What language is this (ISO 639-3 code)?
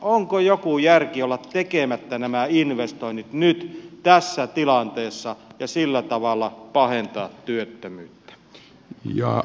fin